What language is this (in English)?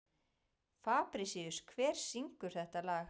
Icelandic